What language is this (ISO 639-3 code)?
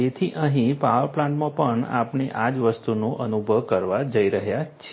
guj